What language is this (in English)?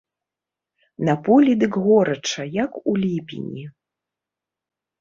Belarusian